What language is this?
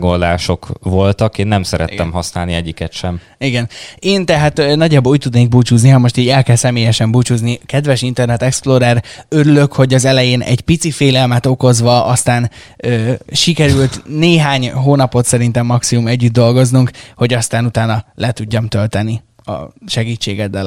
Hungarian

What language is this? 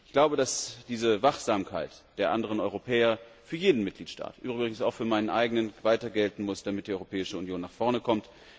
German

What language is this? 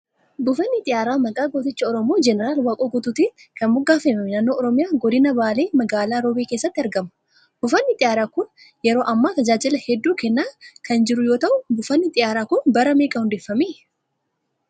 Oromo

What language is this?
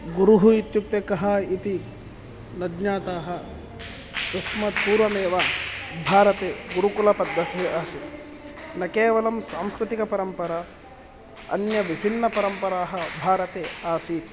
Sanskrit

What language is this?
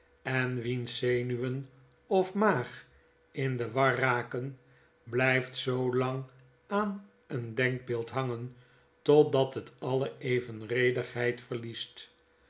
Dutch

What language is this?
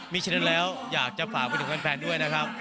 Thai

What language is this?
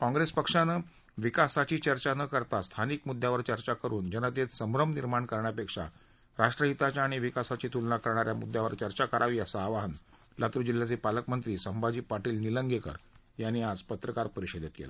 Marathi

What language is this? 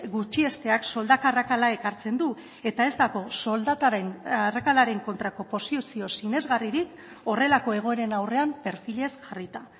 Basque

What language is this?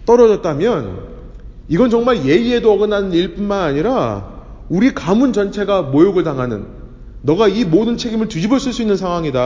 Korean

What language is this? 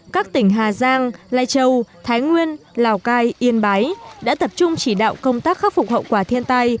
Vietnamese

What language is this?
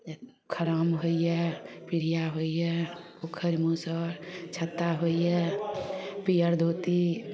Maithili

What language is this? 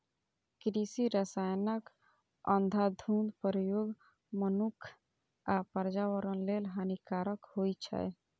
Maithili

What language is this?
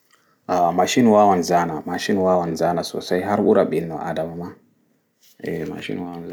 Fula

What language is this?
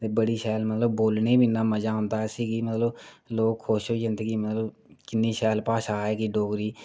Dogri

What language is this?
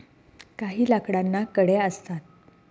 Marathi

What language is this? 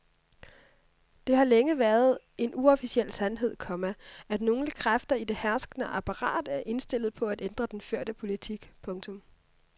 Danish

